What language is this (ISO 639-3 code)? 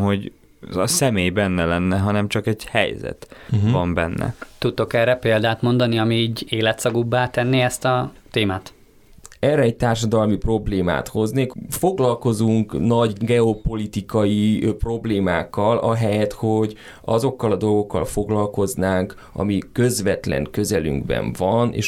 hun